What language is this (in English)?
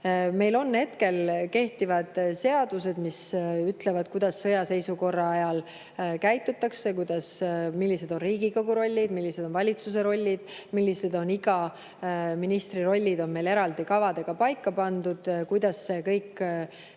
Estonian